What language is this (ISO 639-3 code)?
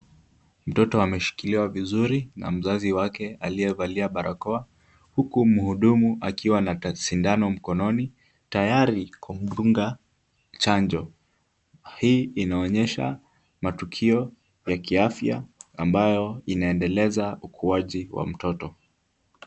swa